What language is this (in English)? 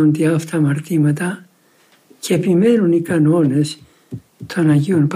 Greek